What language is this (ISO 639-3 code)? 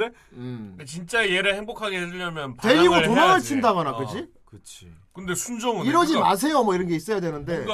kor